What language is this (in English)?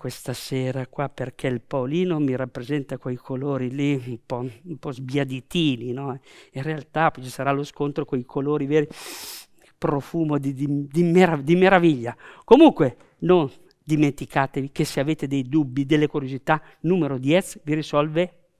Italian